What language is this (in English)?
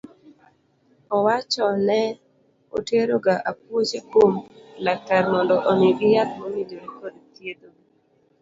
Luo (Kenya and Tanzania)